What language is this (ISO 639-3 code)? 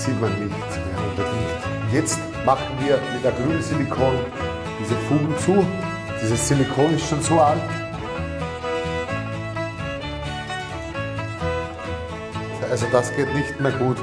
deu